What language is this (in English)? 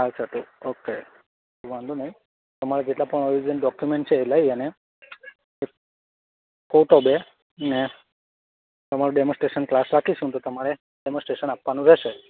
Gujarati